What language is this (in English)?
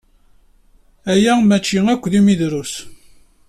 Kabyle